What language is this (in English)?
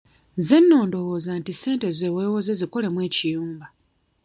Ganda